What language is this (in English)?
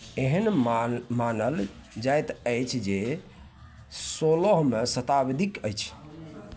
Maithili